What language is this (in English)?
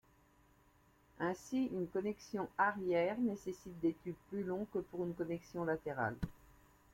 French